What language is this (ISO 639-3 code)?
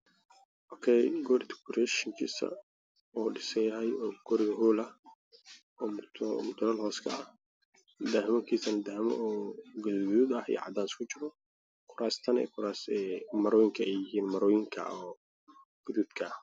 som